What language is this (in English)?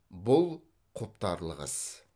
Kazakh